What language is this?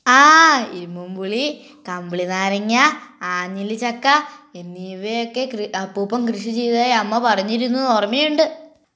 Malayalam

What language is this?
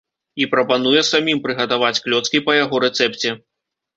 Belarusian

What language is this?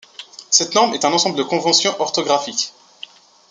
French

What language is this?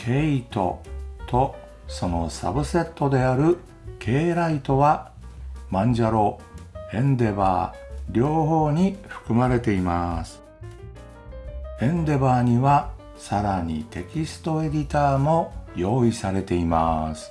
Japanese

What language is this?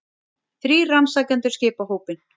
Icelandic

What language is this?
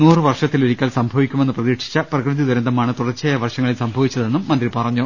Malayalam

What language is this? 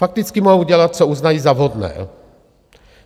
Czech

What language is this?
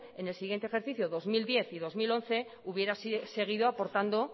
Spanish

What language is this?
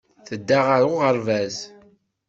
Kabyle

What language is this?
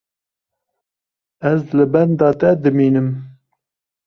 Kurdish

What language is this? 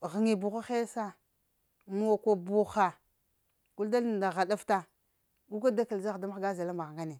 Lamang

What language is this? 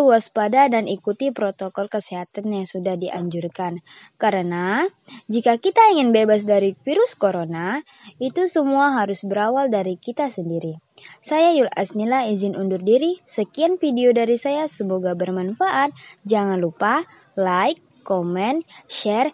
Indonesian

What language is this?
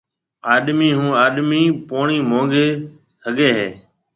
Marwari (Pakistan)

